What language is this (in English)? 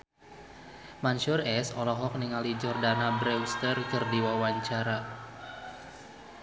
Sundanese